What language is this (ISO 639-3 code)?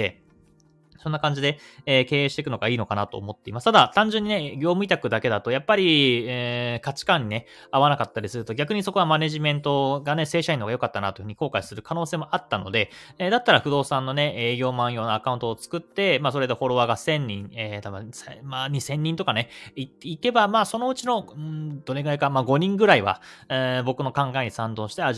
jpn